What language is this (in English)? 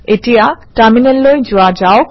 Assamese